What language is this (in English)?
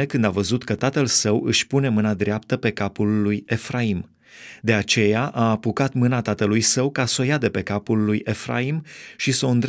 Romanian